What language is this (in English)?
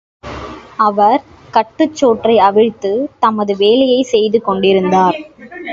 Tamil